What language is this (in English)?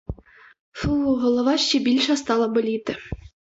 Ukrainian